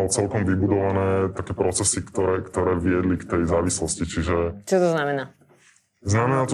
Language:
Slovak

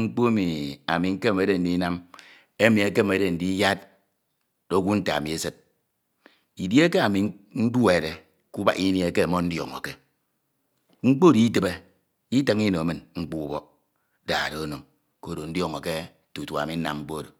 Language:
Ito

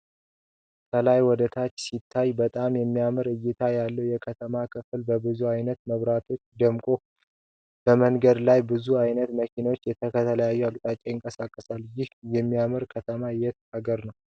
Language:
Amharic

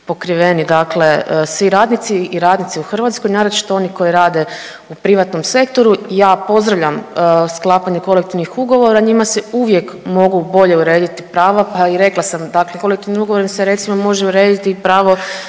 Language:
Croatian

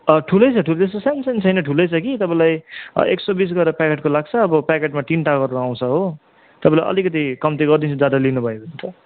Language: Nepali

